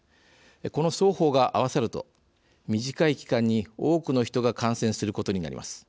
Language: Japanese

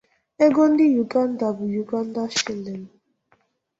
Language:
Igbo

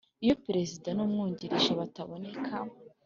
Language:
Kinyarwanda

